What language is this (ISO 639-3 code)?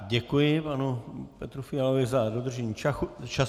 ces